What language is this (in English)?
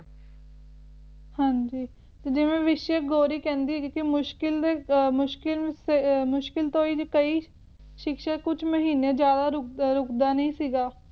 Punjabi